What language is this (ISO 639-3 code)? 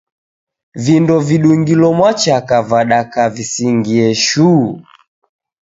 dav